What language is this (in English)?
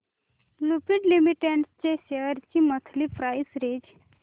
Marathi